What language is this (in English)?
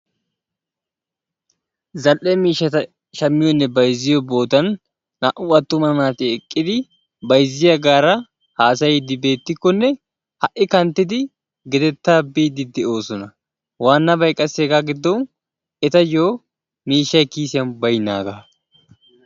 Wolaytta